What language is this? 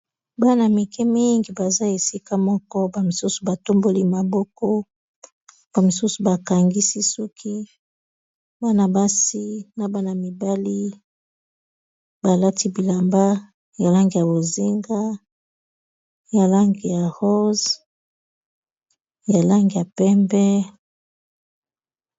Lingala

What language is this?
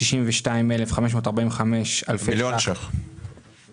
Hebrew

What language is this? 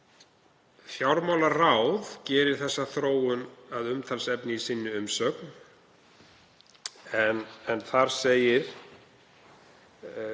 Icelandic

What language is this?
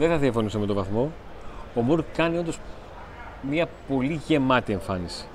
Greek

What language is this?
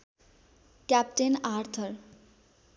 Nepali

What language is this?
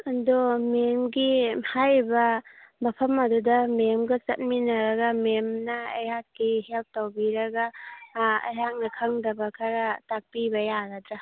Manipuri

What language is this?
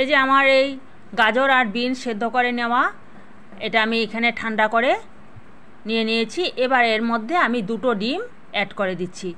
Romanian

